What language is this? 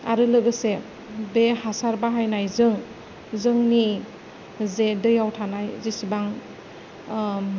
Bodo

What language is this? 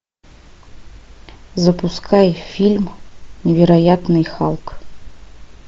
Russian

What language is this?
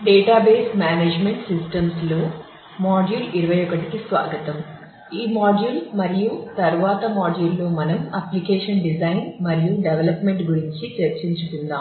Telugu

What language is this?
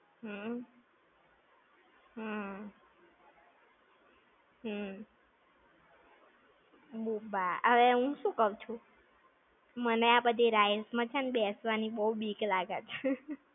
Gujarati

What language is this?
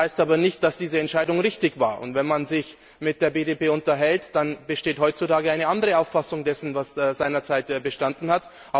German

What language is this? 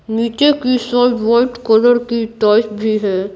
Hindi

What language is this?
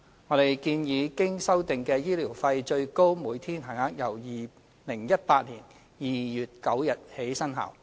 Cantonese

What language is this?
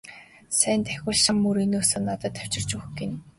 Mongolian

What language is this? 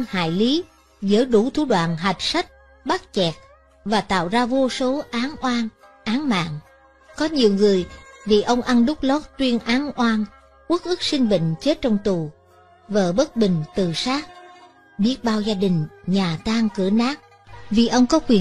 Vietnamese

